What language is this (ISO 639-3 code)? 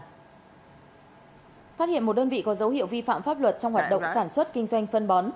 vie